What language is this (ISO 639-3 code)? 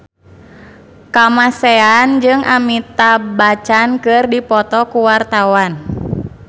sun